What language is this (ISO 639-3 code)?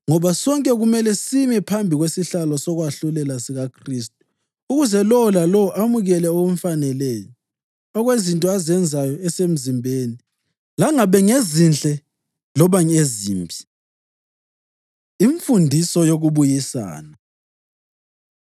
nde